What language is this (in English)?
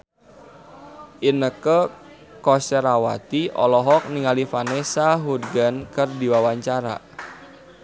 Sundanese